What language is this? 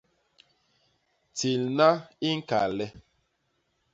Basaa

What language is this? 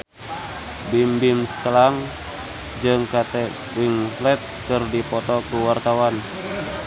Sundanese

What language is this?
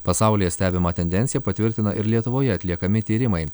Lithuanian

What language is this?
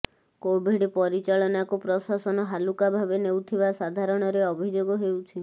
Odia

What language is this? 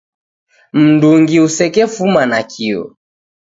Taita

